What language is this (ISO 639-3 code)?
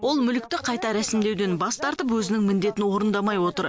kaz